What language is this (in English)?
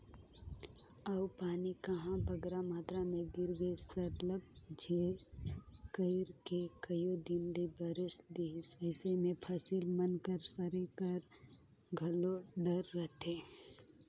Chhattisgarhi